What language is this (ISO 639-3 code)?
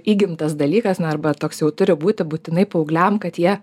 lit